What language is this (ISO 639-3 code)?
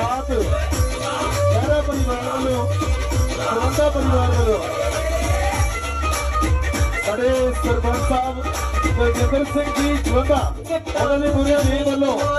ara